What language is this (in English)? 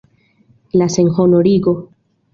Esperanto